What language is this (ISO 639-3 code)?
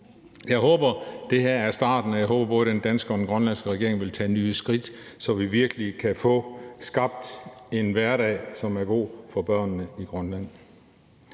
dan